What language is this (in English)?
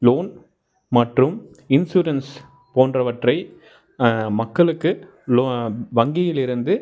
Tamil